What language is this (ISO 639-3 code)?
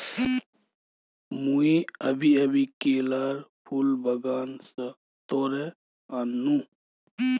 mag